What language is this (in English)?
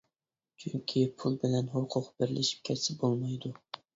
Uyghur